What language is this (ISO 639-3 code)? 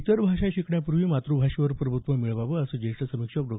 mar